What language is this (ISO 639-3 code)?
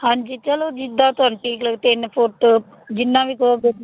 pan